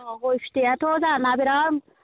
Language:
Bodo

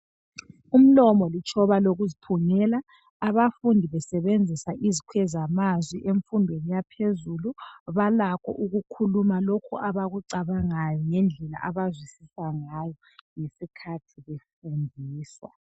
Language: North Ndebele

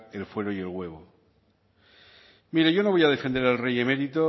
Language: Spanish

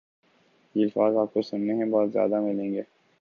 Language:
Urdu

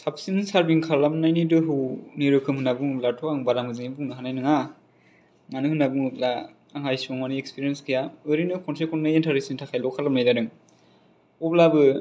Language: Bodo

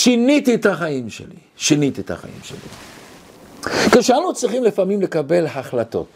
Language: Hebrew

